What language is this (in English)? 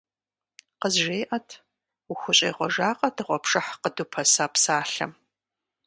Kabardian